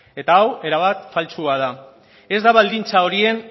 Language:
Basque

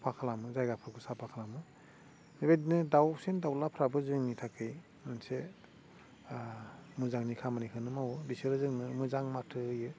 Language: Bodo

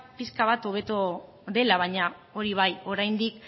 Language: Basque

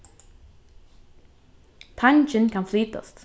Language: Faroese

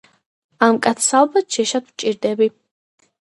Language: Georgian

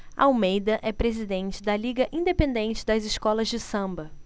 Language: Portuguese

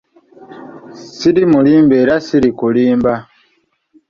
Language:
Ganda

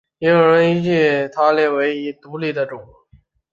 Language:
Chinese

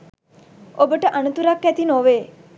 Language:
Sinhala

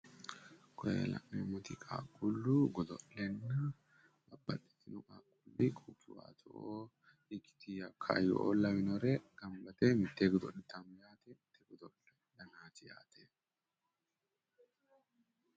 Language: Sidamo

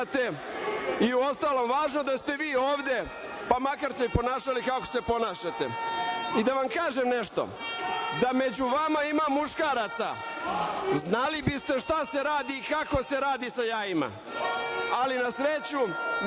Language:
Serbian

